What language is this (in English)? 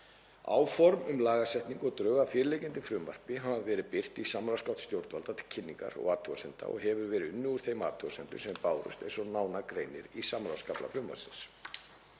Icelandic